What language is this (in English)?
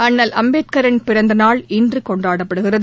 Tamil